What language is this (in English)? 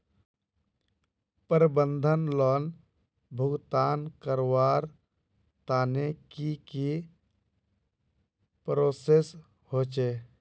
Magahi